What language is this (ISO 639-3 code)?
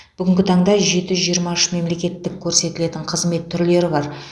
kaz